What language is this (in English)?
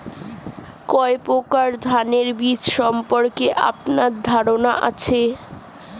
Bangla